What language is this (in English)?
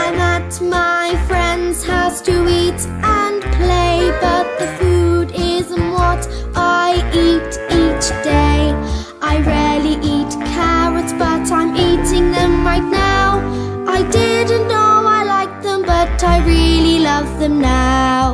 English